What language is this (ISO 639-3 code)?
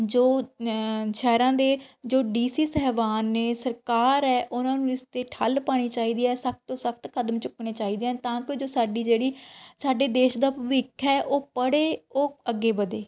pan